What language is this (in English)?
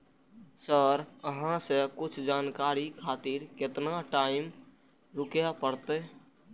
Maithili